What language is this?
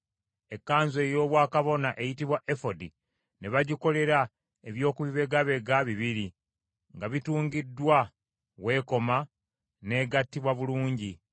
Ganda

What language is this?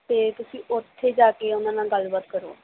Punjabi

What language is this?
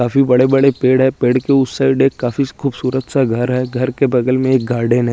Hindi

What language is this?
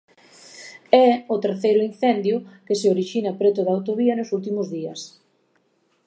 Galician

